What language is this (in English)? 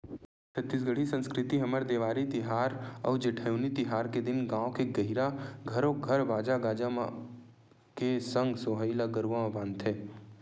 Chhattisgarhi